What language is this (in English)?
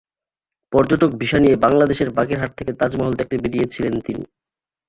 Bangla